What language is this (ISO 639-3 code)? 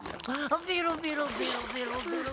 jpn